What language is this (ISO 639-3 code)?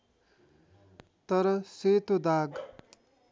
nep